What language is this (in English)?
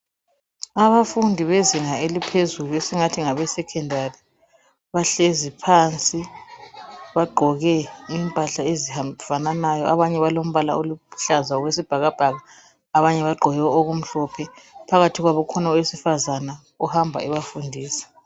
North Ndebele